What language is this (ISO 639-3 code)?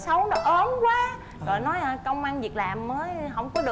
vie